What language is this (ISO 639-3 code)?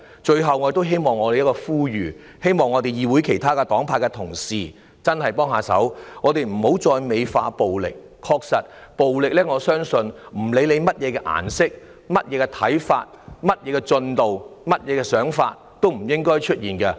yue